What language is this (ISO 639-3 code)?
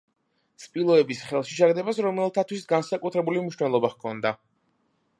kat